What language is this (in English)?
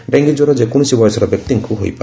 Odia